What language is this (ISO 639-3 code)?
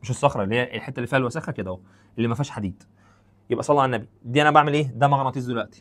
ara